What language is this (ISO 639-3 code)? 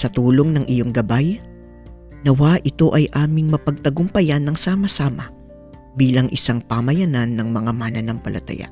fil